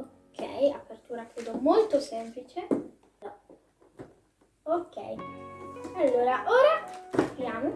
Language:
Italian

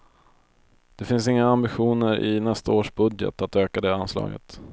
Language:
Swedish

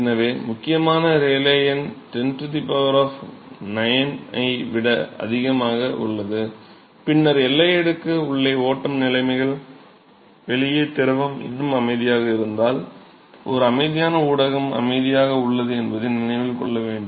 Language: Tamil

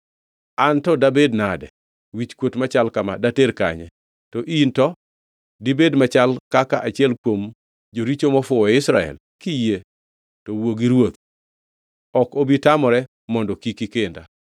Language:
Luo (Kenya and Tanzania)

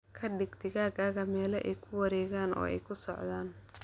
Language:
Somali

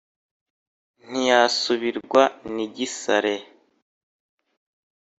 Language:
Kinyarwanda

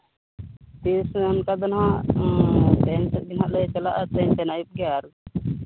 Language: Santali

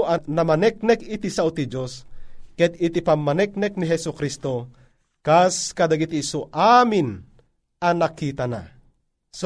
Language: Filipino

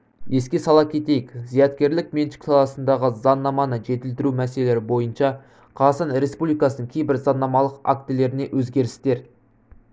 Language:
Kazakh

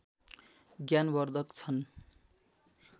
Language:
Nepali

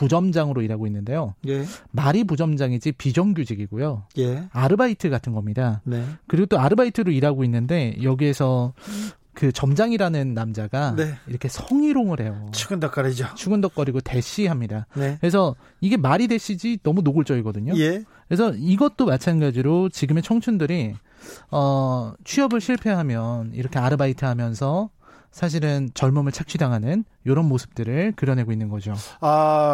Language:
Korean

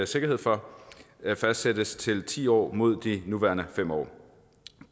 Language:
Danish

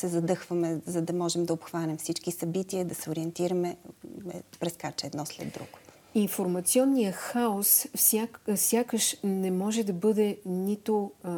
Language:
Bulgarian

